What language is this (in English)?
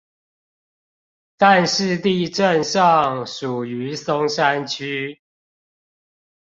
Chinese